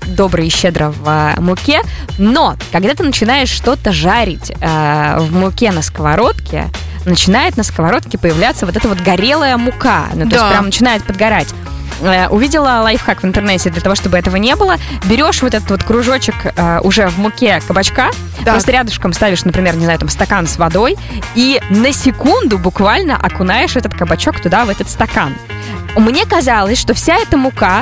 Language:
Russian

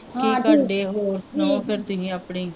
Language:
Punjabi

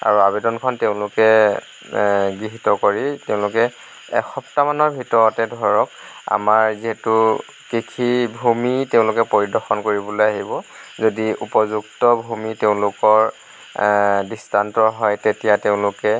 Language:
Assamese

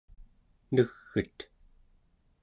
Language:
Central Yupik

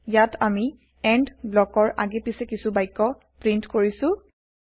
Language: Assamese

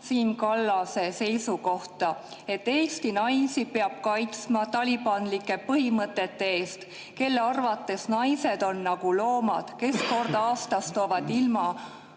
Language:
Estonian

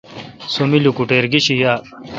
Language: Kalkoti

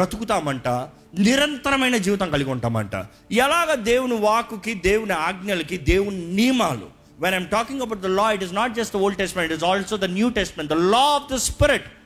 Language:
Telugu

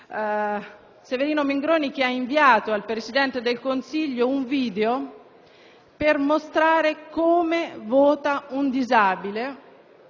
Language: Italian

